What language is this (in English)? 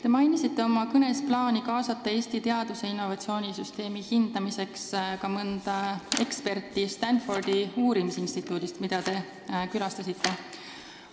Estonian